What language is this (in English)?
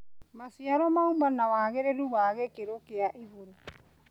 Kikuyu